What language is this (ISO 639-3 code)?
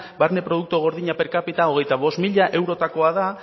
eus